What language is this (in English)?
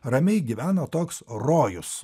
Lithuanian